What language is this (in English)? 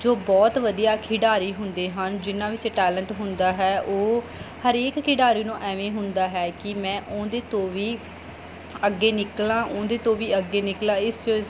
Punjabi